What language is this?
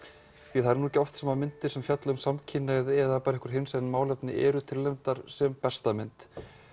Icelandic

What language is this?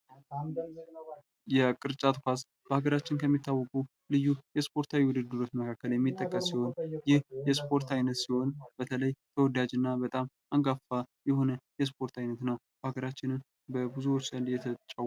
Amharic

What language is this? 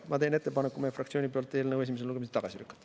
Estonian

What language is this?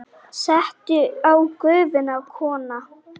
Icelandic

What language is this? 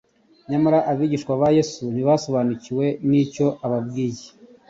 Kinyarwanda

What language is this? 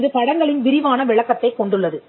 Tamil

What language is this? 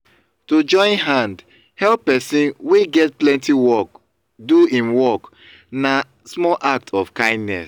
Nigerian Pidgin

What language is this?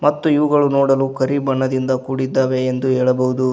Kannada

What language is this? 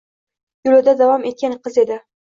Uzbek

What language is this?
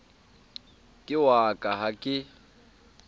Southern Sotho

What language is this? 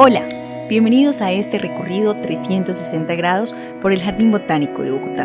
Spanish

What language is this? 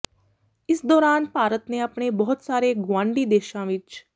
Punjabi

